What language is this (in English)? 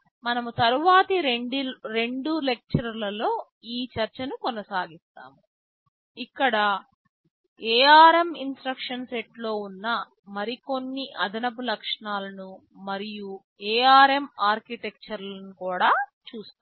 Telugu